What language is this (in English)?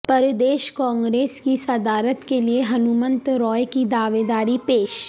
Urdu